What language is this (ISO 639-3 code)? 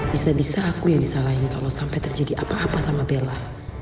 ind